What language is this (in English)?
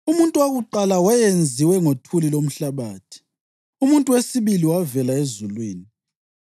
North Ndebele